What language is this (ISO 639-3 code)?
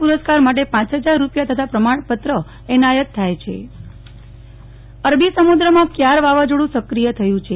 guj